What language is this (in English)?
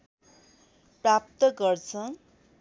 Nepali